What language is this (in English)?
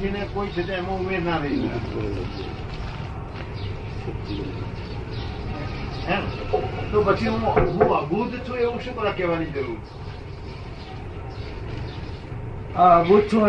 Gujarati